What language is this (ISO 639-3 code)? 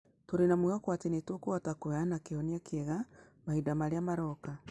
kik